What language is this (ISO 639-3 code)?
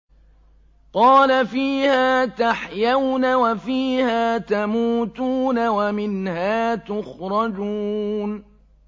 ara